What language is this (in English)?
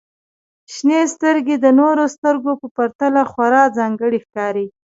Pashto